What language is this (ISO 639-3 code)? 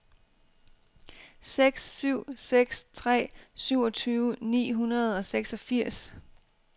dan